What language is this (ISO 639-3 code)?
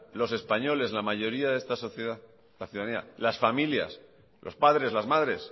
spa